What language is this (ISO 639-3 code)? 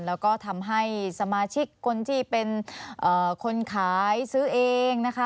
tha